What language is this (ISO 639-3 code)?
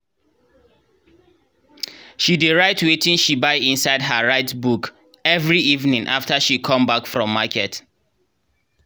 pcm